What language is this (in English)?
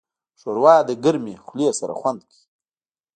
Pashto